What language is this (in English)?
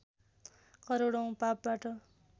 Nepali